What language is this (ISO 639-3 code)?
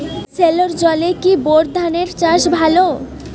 ben